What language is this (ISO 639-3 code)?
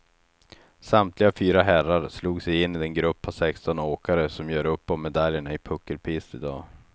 swe